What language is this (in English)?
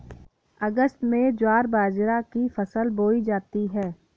Hindi